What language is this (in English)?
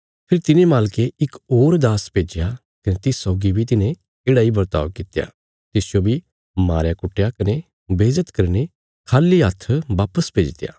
Bilaspuri